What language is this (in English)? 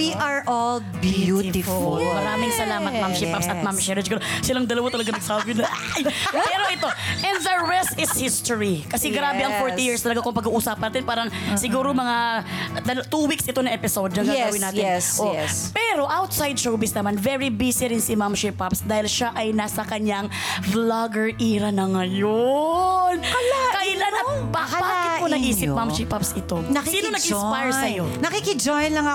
Filipino